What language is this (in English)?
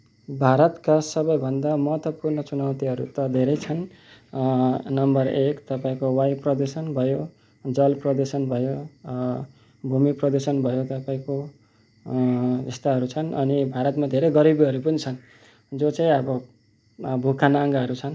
Nepali